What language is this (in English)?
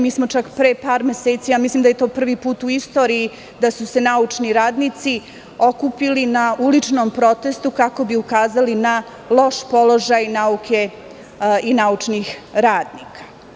Serbian